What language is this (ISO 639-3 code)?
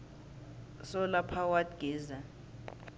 nbl